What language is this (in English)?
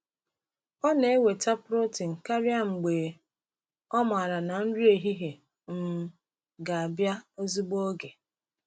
Igbo